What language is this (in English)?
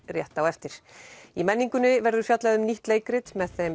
Icelandic